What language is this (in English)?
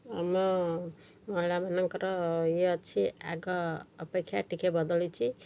Odia